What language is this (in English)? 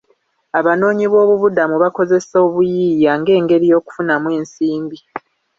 Ganda